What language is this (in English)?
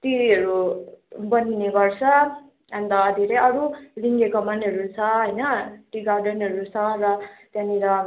Nepali